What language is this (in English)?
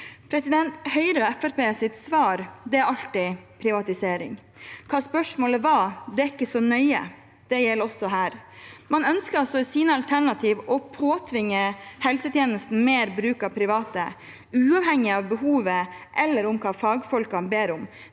Norwegian